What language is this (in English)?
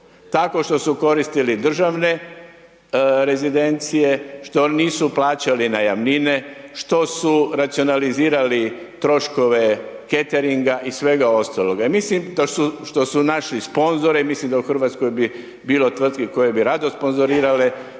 Croatian